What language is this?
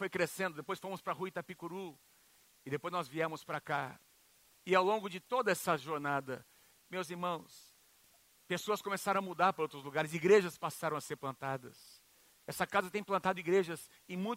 Portuguese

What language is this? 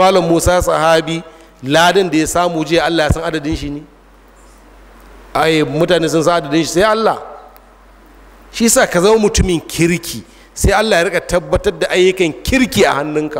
Arabic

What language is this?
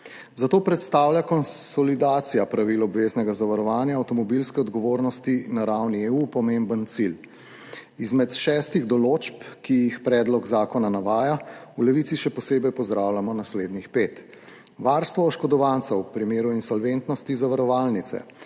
Slovenian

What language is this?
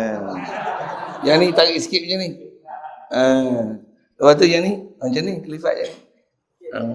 Malay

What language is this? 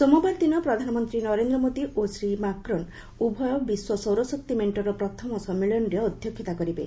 Odia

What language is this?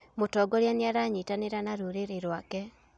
Kikuyu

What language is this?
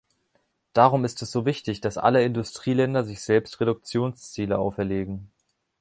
German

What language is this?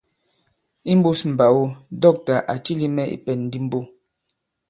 Bankon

